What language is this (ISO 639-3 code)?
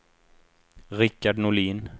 swe